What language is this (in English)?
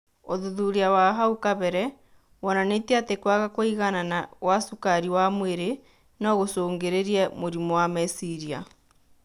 Kikuyu